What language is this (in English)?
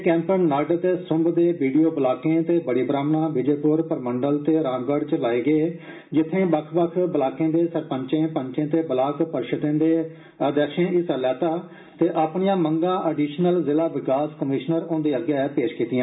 Dogri